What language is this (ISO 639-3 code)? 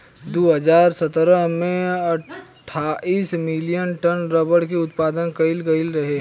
bho